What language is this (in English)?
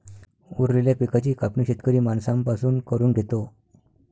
Marathi